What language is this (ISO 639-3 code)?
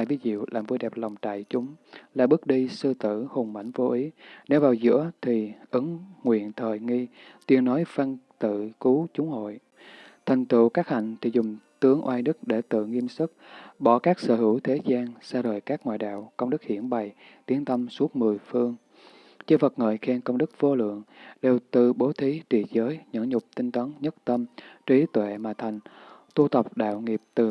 vie